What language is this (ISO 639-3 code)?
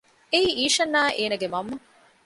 div